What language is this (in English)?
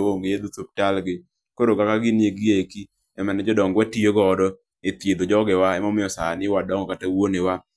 Luo (Kenya and Tanzania)